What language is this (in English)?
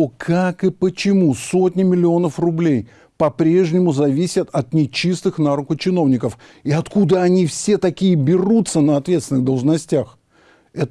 Russian